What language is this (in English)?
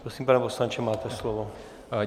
Czech